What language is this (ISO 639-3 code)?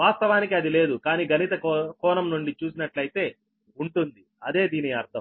tel